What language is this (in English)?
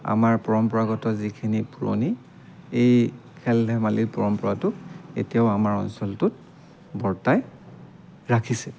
Assamese